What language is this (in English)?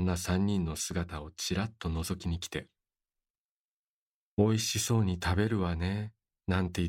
Japanese